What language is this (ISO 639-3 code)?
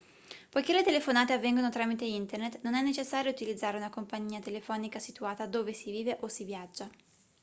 ita